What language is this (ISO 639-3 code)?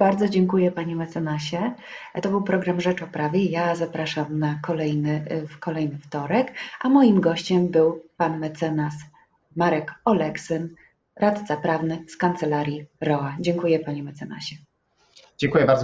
pol